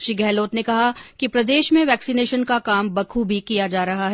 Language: Hindi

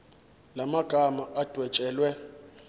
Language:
Zulu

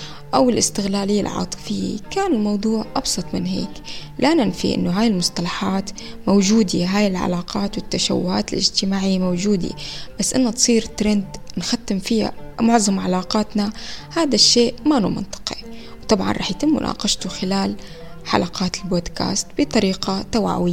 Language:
Arabic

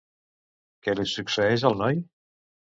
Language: Catalan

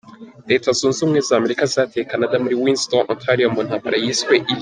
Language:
Kinyarwanda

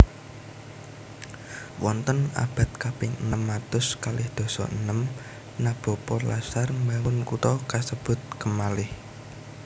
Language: Javanese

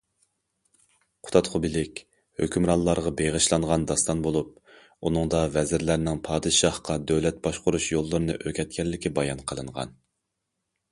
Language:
Uyghur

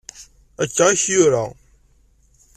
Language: Kabyle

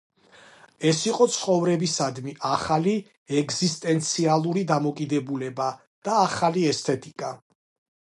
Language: Georgian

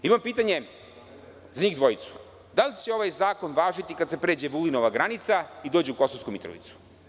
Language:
Serbian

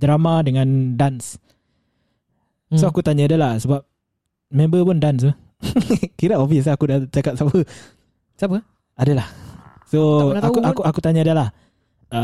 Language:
Malay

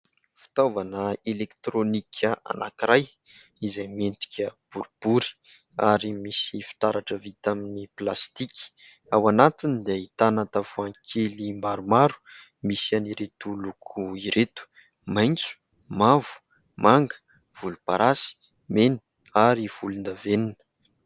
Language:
Malagasy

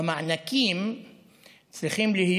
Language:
Hebrew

